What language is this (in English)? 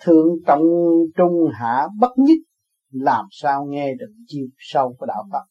Vietnamese